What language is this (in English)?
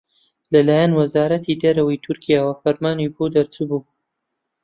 Central Kurdish